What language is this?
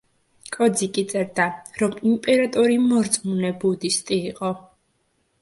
Georgian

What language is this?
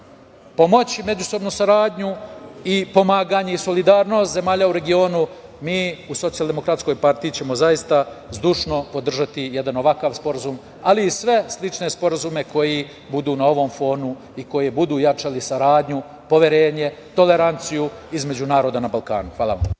Serbian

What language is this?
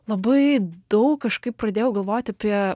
Lithuanian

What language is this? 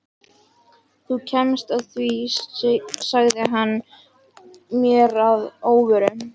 Icelandic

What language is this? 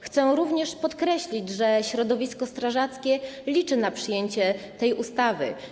Polish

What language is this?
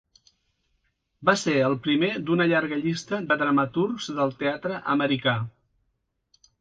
Catalan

